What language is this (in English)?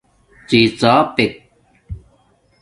Domaaki